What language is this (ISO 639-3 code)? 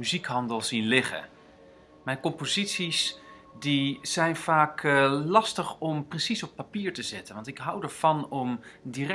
nld